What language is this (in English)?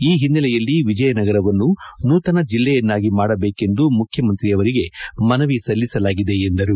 Kannada